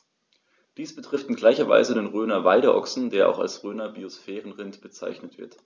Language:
German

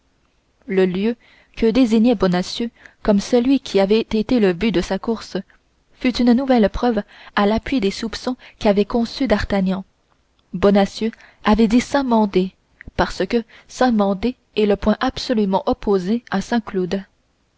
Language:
French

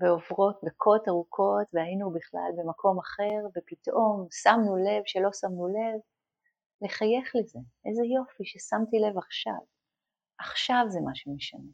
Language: Hebrew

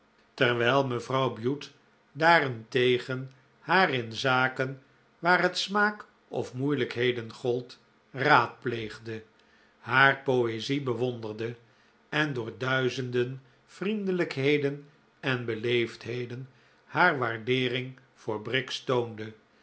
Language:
Dutch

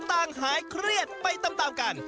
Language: Thai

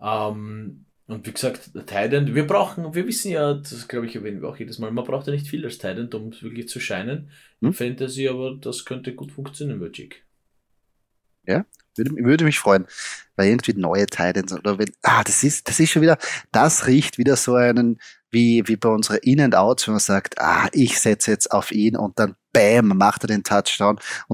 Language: German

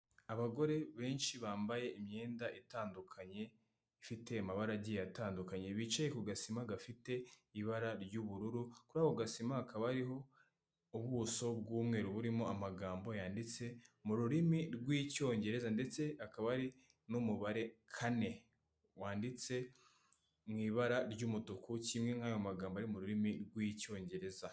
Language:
Kinyarwanda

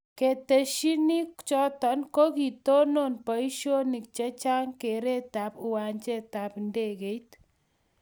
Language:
Kalenjin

